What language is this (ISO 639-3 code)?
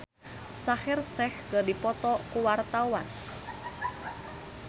sun